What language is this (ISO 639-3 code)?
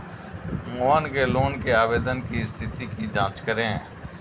hin